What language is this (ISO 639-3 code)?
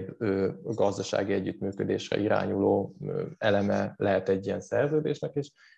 hun